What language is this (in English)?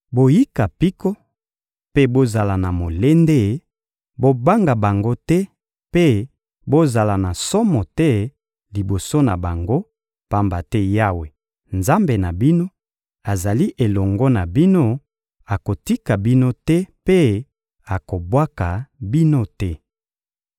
Lingala